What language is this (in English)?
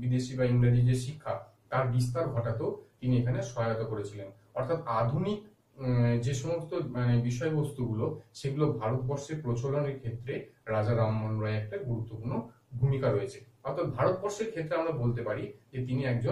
Romanian